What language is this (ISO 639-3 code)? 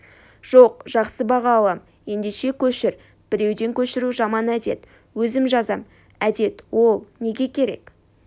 kaz